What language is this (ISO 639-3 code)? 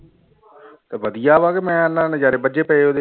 pan